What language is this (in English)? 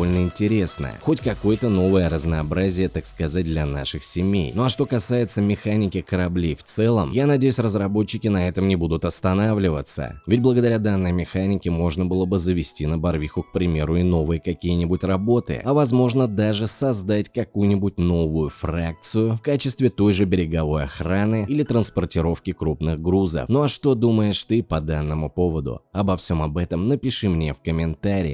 Russian